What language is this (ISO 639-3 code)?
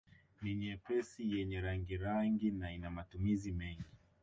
swa